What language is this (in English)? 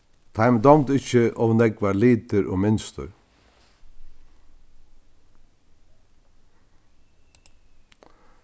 Faroese